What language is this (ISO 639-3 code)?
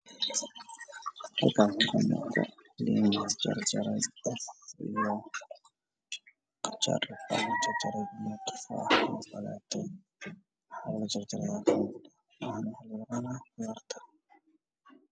som